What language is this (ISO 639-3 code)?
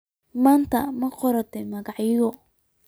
som